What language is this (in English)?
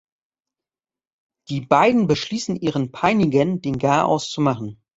German